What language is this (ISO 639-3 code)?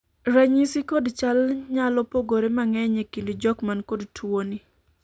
luo